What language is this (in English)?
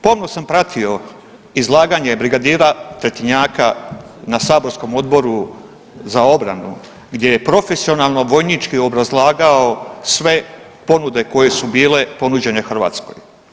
Croatian